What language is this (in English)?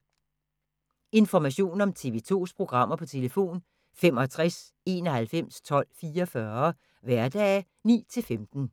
Danish